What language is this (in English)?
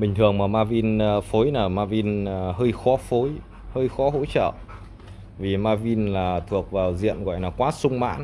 Vietnamese